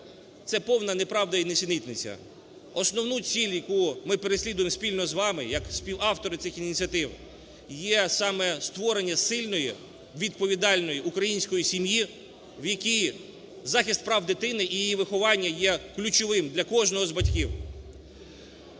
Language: Ukrainian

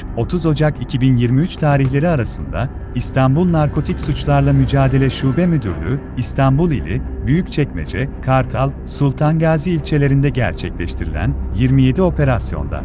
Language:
Turkish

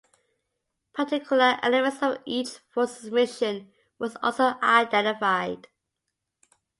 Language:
English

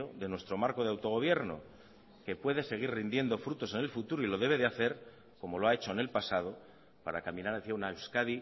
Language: Spanish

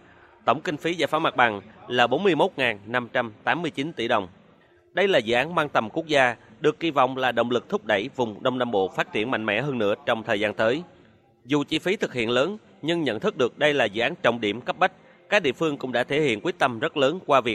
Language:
Vietnamese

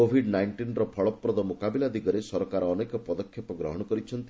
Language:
Odia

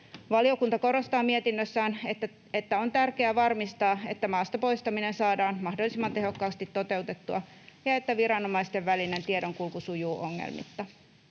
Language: Finnish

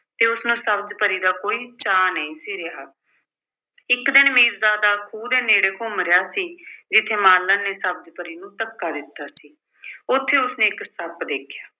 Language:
Punjabi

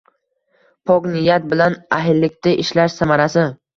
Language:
Uzbek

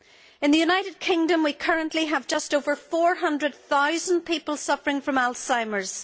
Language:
English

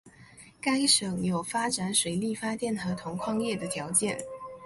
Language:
Chinese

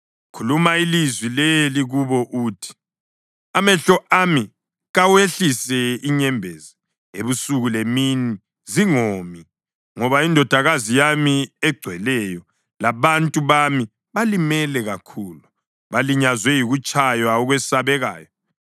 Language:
North Ndebele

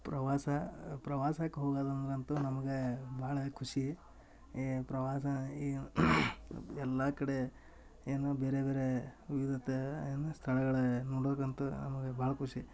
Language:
Kannada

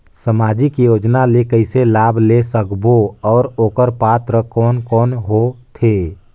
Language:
Chhattisgarhi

